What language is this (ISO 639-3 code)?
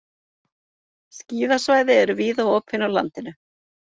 isl